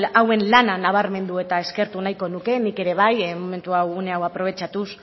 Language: Basque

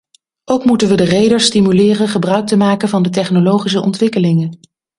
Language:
Dutch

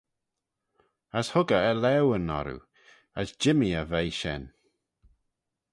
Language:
Manx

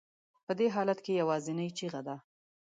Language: Pashto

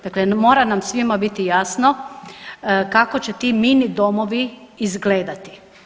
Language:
Croatian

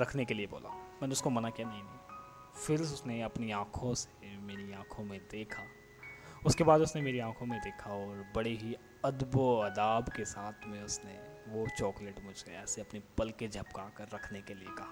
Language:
Hindi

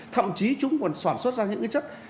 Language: Vietnamese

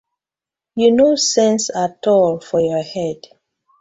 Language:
Nigerian Pidgin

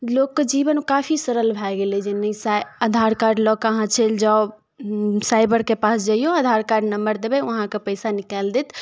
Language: Maithili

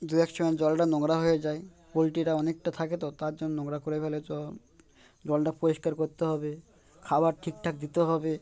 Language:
Bangla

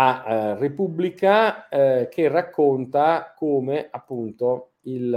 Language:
Italian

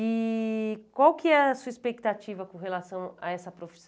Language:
Portuguese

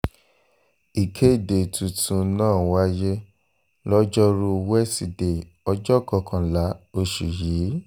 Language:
Yoruba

